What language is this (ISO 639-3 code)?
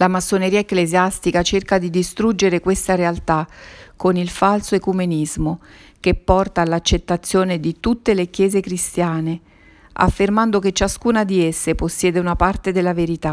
ita